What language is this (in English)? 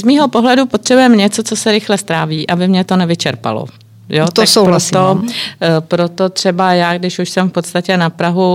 Czech